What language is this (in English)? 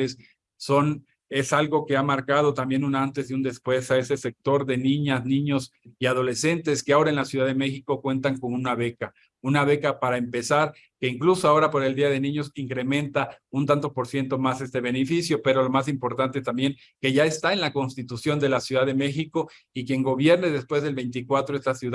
Spanish